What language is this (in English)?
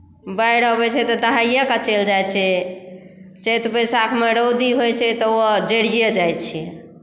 Maithili